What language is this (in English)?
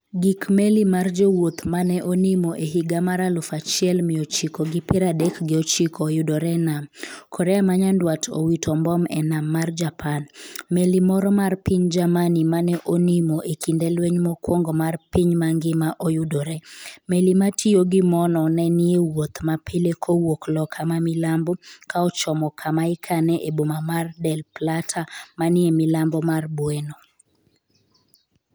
Luo (Kenya and Tanzania)